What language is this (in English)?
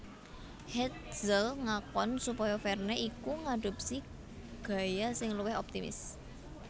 Javanese